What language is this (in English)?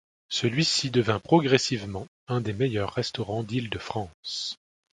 French